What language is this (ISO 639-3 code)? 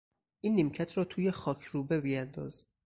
fas